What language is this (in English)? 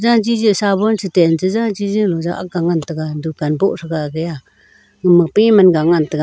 Wancho Naga